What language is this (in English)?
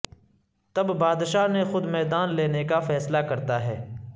Urdu